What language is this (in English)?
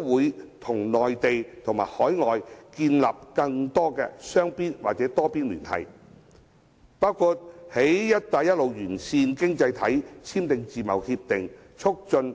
Cantonese